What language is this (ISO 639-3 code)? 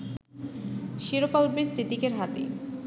ben